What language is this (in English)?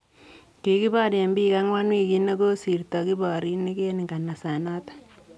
Kalenjin